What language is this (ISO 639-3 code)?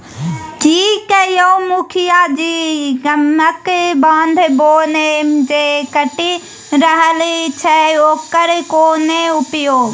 mai